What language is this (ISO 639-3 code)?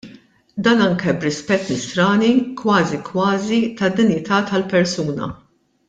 mlt